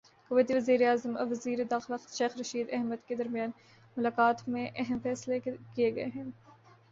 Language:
Urdu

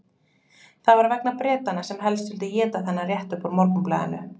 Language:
Icelandic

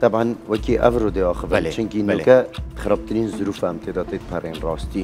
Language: Arabic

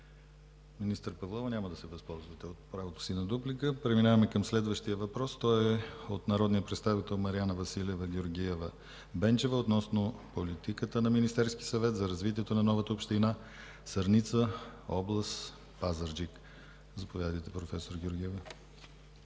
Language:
Bulgarian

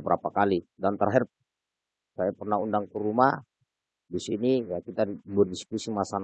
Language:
Indonesian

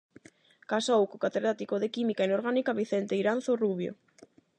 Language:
Galician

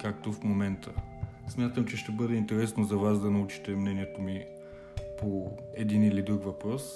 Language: Bulgarian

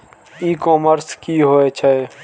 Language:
Maithili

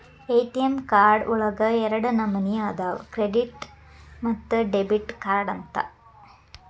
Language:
Kannada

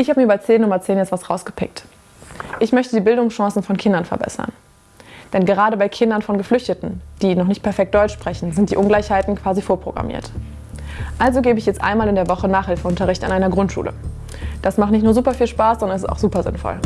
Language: German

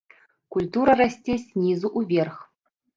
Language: Belarusian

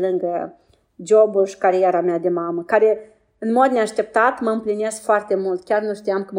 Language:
Romanian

